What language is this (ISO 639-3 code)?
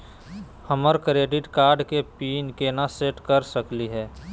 mag